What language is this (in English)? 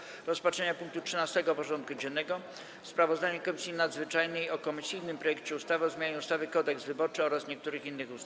Polish